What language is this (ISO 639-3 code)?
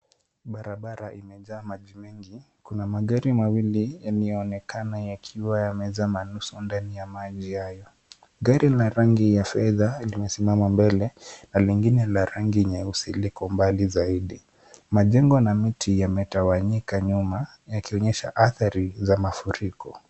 swa